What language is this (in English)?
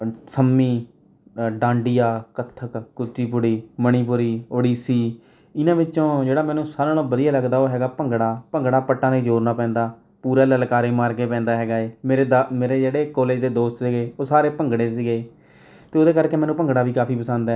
Punjabi